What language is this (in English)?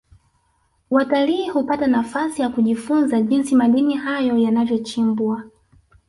Swahili